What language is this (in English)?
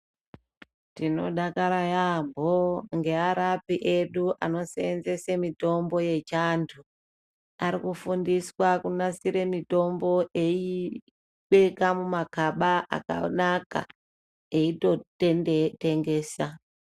Ndau